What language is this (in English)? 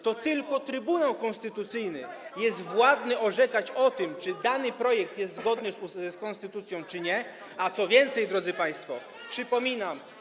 Polish